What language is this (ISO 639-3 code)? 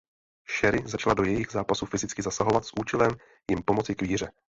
ces